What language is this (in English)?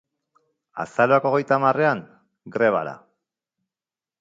Basque